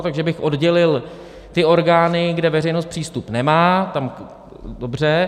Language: Czech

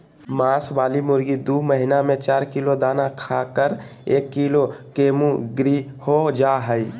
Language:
Magahi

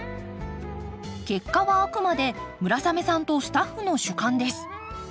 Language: Japanese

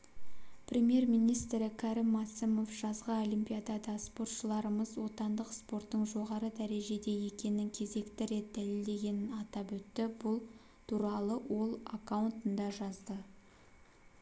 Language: Kazakh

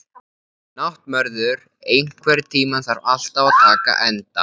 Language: Icelandic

